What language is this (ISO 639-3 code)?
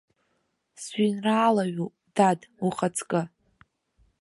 abk